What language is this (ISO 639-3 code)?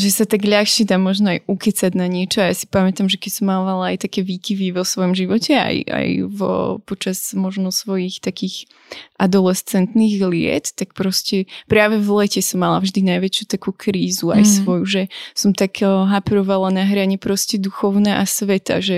slk